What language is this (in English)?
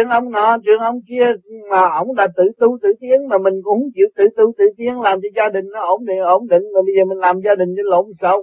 Vietnamese